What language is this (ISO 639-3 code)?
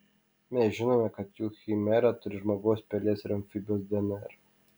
lit